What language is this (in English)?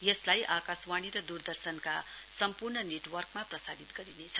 Nepali